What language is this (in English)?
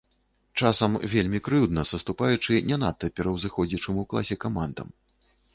Belarusian